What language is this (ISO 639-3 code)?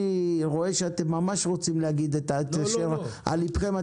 heb